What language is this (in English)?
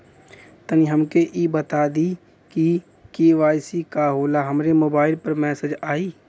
Bhojpuri